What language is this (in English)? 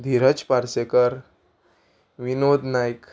Konkani